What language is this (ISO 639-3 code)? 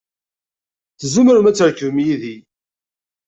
kab